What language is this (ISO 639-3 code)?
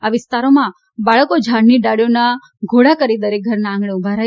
guj